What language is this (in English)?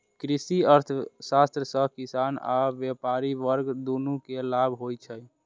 Maithili